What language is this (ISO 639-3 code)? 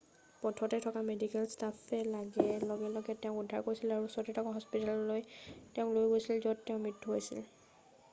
asm